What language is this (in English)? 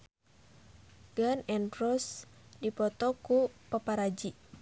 Sundanese